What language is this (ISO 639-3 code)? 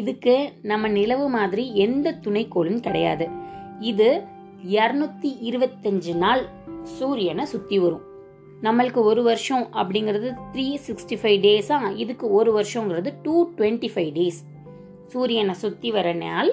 tam